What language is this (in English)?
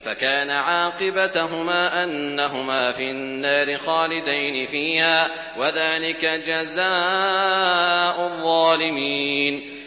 Arabic